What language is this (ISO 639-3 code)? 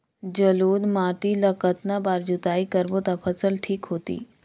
hne